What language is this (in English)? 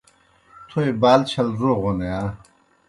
Kohistani Shina